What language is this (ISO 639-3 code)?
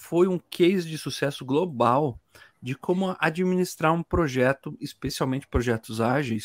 por